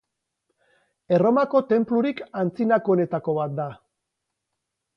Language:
Basque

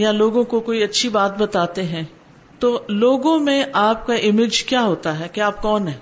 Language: Urdu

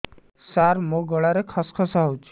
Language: Odia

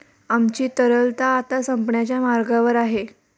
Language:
Marathi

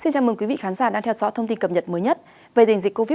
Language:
Vietnamese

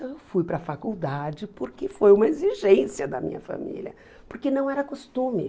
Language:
Portuguese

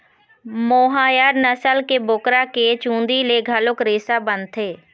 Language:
Chhattisgarhi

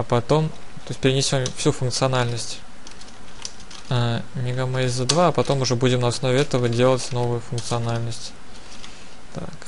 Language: Russian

